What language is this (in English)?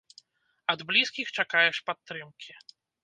Belarusian